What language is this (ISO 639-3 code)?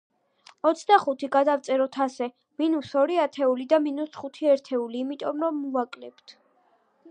kat